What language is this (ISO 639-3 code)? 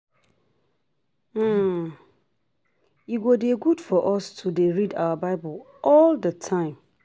pcm